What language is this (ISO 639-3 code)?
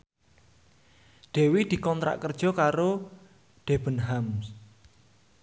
jav